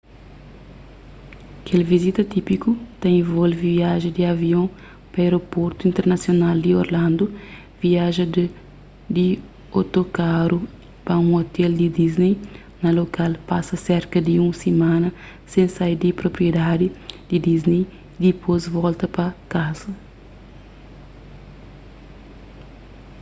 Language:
Kabuverdianu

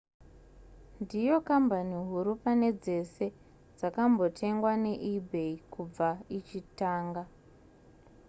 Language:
Shona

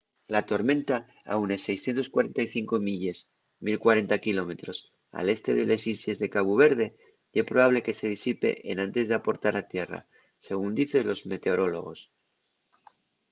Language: Asturian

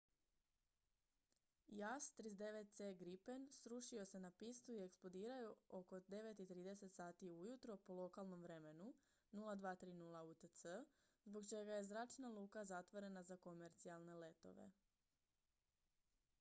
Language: Croatian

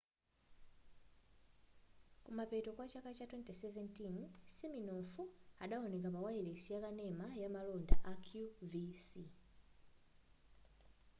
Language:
Nyanja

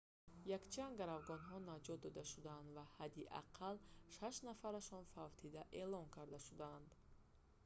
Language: Tajik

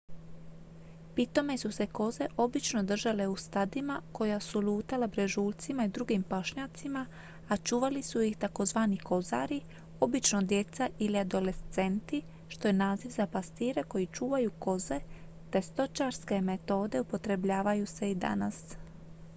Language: Croatian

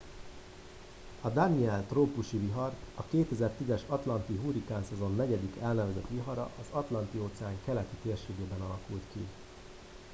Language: Hungarian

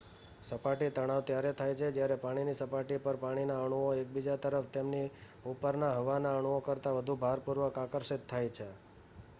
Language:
Gujarati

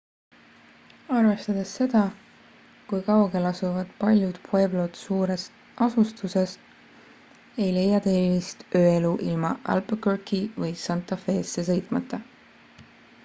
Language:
Estonian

